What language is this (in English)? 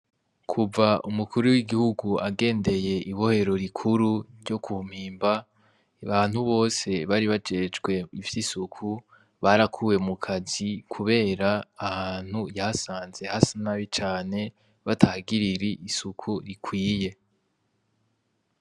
Rundi